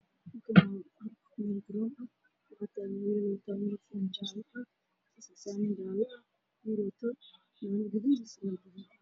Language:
Somali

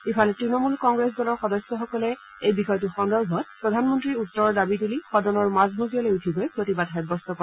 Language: Assamese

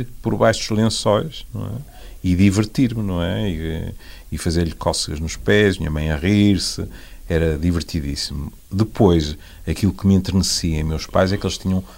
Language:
Portuguese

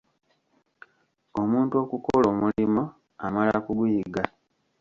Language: Ganda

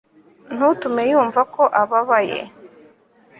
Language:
Kinyarwanda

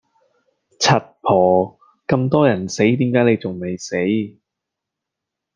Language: Cantonese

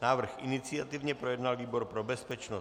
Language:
Czech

